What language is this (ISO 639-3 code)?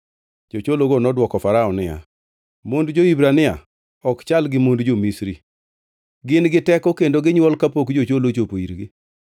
luo